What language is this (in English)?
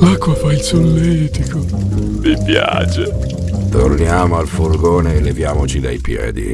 Italian